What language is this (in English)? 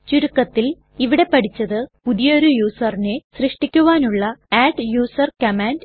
Malayalam